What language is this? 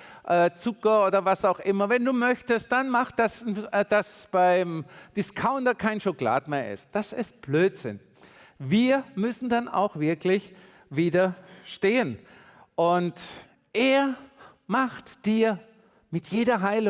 German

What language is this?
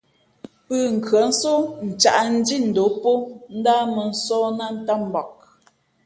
Fe'fe'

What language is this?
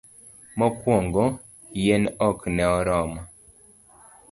Luo (Kenya and Tanzania)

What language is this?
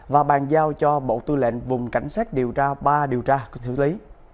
Vietnamese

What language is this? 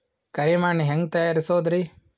Kannada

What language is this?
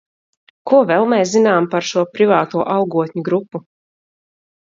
Latvian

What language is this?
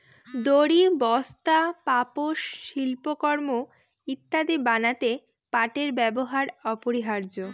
Bangla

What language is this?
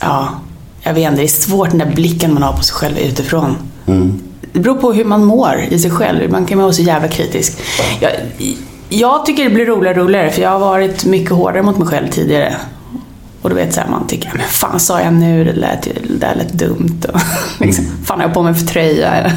Swedish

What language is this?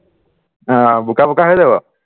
Assamese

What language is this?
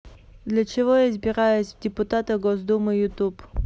Russian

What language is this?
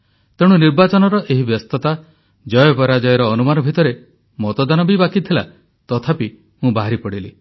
Odia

